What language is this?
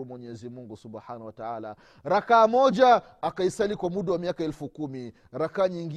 Swahili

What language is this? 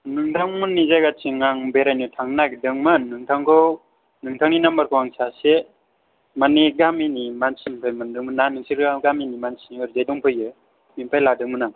Bodo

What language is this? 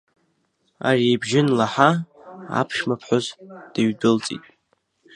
Abkhazian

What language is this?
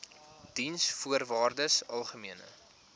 Afrikaans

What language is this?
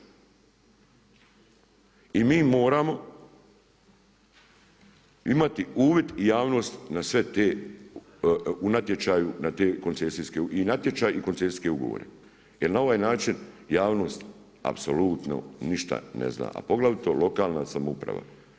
Croatian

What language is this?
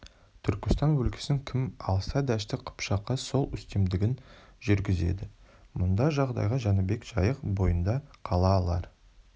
Kazakh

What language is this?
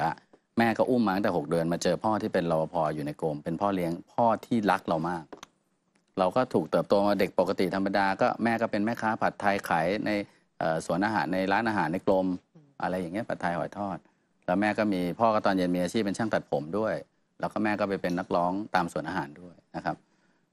Thai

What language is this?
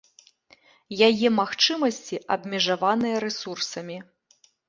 Belarusian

